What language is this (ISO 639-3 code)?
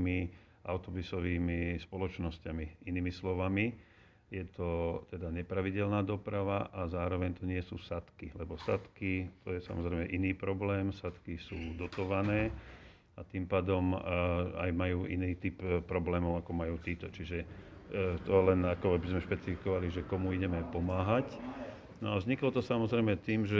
slk